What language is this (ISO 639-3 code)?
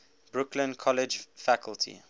eng